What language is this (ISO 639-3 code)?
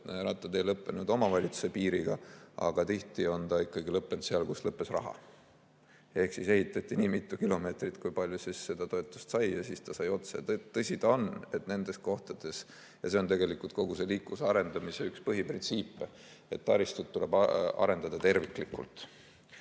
est